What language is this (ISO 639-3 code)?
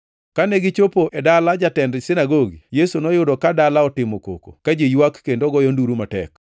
luo